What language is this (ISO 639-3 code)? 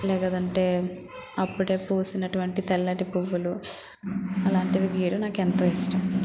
tel